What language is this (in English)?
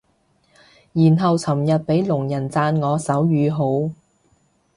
Cantonese